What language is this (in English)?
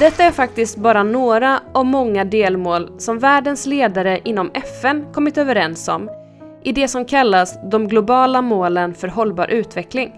Swedish